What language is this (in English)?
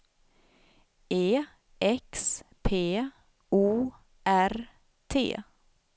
Swedish